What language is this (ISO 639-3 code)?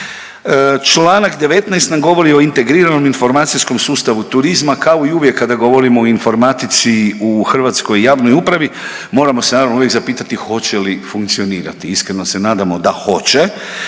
hrv